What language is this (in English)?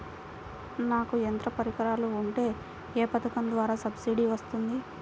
Telugu